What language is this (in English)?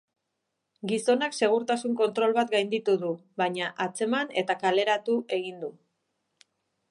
Basque